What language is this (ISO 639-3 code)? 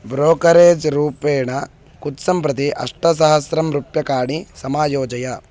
san